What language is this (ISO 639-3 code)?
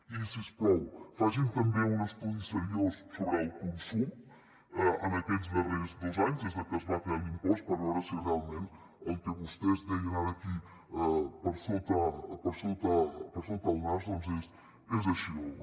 cat